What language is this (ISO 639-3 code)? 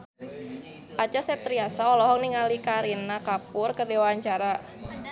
sun